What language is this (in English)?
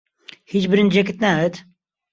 Central Kurdish